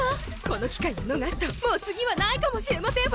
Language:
Japanese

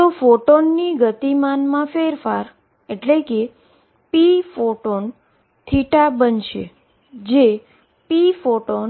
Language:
Gujarati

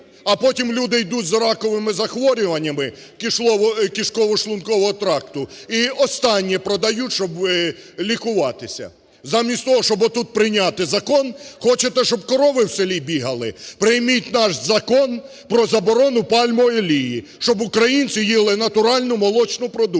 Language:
Ukrainian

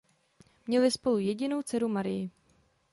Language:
Czech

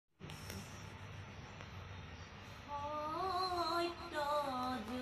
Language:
Bangla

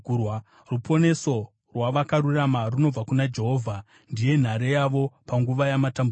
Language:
Shona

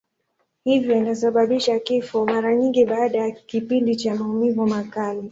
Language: Swahili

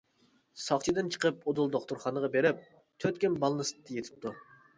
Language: Uyghur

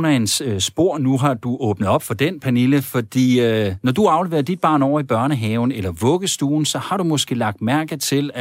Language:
Danish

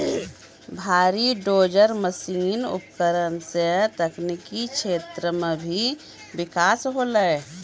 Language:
Maithili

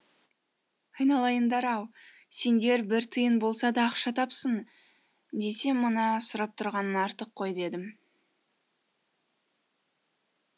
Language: Kazakh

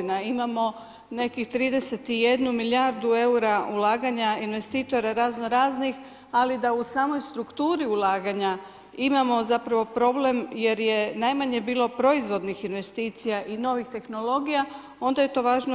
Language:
Croatian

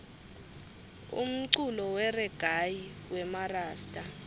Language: Swati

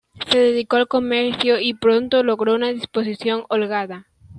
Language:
Spanish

